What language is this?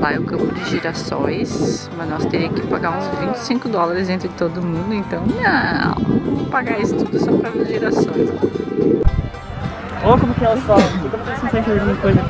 Portuguese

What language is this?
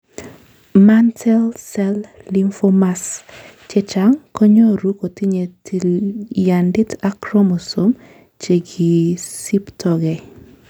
Kalenjin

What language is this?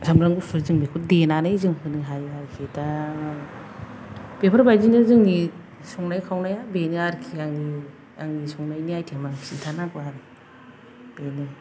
Bodo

